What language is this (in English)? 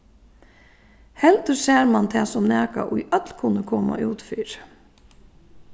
Faroese